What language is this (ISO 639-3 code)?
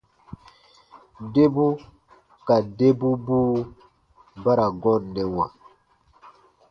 bba